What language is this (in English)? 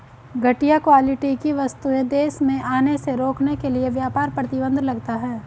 Hindi